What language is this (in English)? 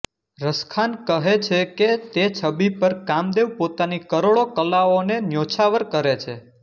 Gujarati